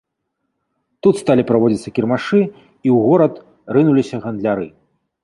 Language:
Belarusian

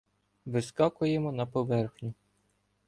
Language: Ukrainian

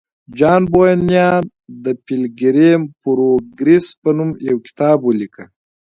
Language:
Pashto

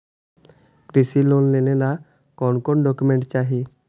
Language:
Magahi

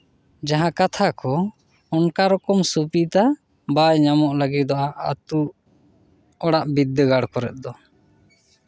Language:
Santali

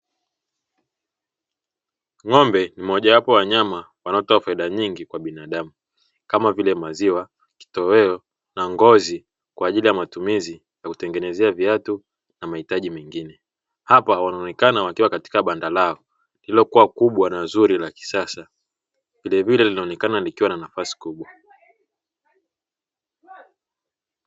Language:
Swahili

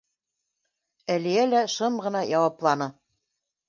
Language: Bashkir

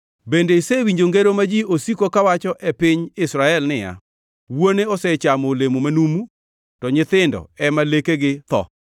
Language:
Luo (Kenya and Tanzania)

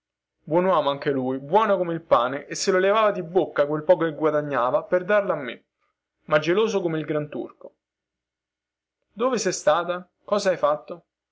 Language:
Italian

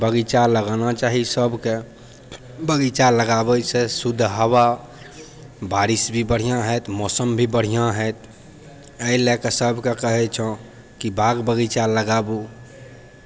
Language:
Maithili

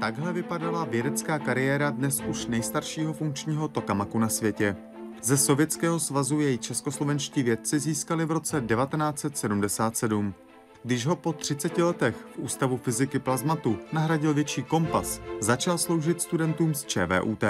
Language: Czech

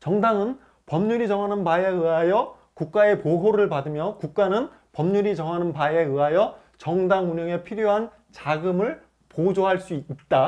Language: Korean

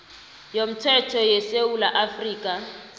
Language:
South Ndebele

